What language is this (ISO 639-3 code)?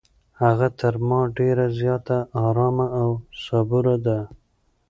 pus